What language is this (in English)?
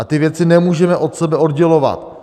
Czech